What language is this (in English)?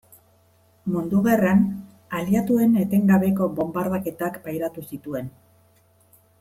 Basque